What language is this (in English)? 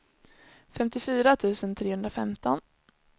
Swedish